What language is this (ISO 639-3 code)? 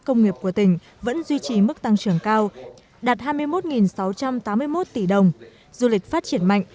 vie